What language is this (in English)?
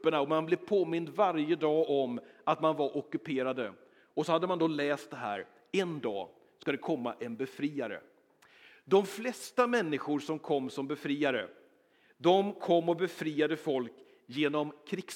Swedish